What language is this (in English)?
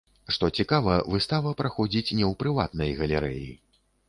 Belarusian